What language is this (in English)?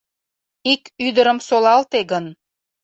Mari